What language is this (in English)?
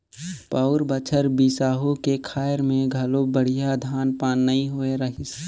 Chhattisgarhi